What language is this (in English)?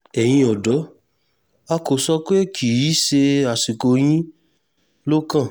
Yoruba